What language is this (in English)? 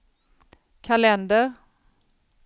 Swedish